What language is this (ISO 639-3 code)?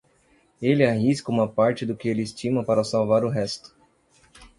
por